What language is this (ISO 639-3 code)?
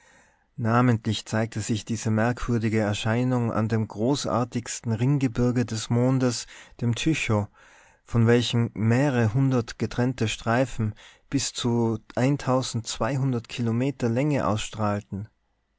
deu